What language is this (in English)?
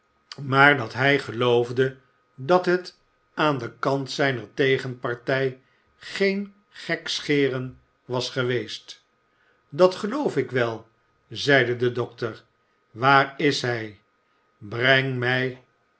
Dutch